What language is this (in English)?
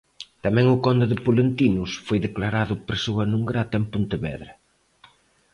Galician